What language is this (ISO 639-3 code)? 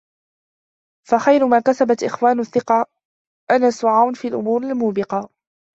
ara